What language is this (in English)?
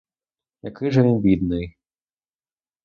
Ukrainian